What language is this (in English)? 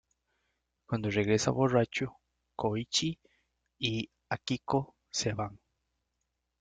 Spanish